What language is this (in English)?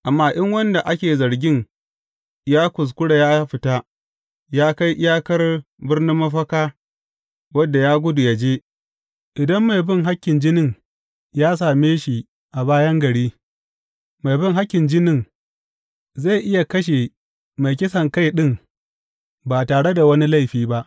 Hausa